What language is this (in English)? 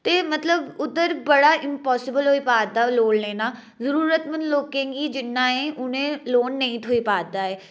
Dogri